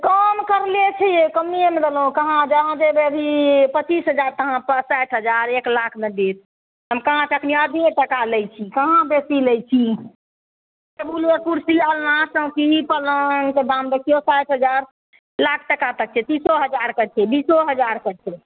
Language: Maithili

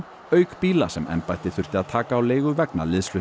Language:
Icelandic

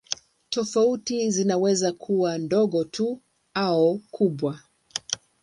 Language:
Swahili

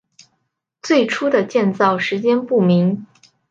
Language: Chinese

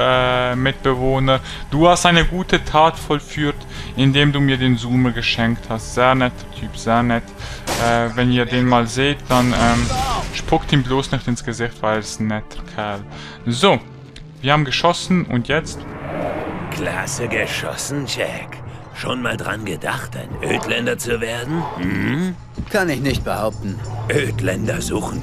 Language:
German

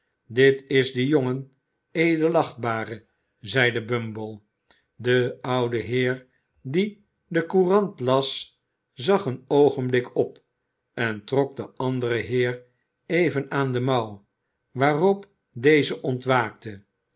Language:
Dutch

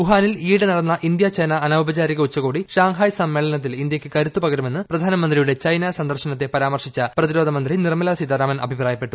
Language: Malayalam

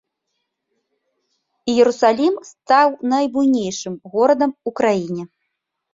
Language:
Belarusian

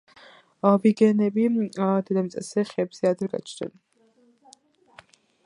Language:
Georgian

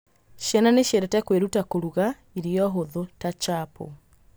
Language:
Kikuyu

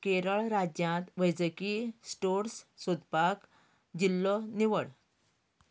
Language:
Konkani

